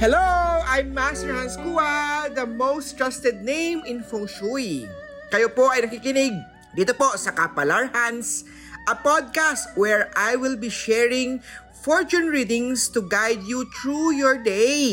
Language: Filipino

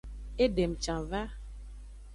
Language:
Aja (Benin)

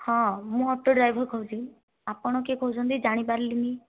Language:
Odia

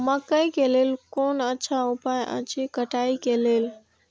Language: Maithili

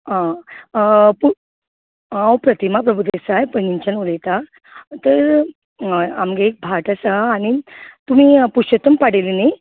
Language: Konkani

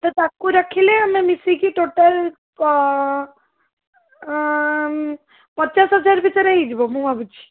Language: Odia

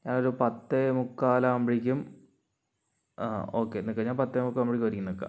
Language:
Malayalam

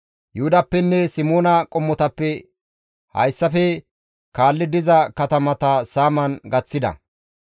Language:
Gamo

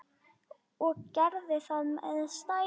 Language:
Icelandic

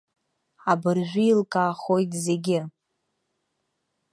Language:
Abkhazian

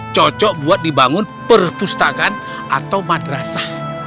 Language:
Indonesian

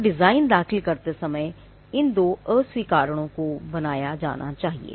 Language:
Hindi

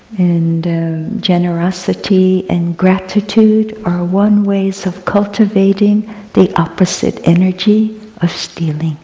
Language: English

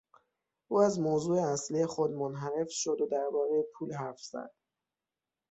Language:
Persian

